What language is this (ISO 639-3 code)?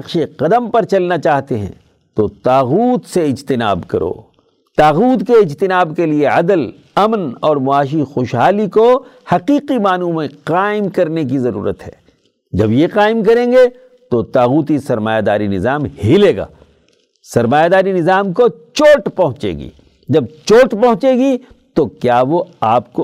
urd